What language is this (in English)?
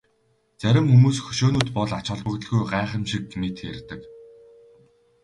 Mongolian